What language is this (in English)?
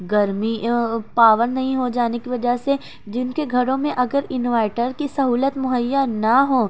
Urdu